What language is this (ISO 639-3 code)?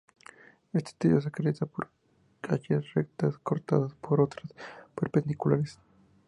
spa